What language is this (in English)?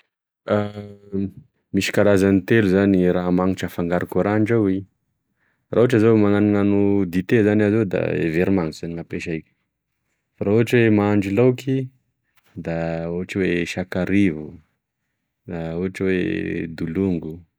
Tesaka Malagasy